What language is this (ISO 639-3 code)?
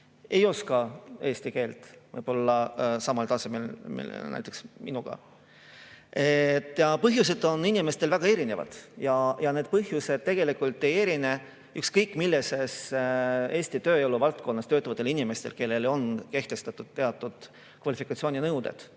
est